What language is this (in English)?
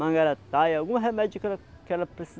Portuguese